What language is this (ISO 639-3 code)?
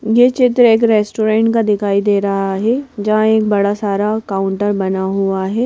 hin